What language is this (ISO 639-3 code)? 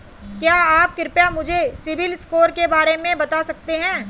hin